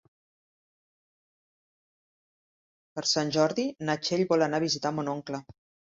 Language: Catalan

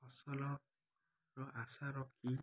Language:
Odia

